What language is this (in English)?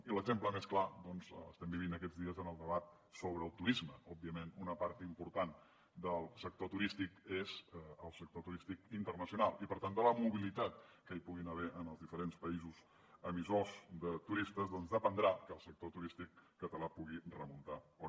Catalan